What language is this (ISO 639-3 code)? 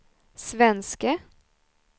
swe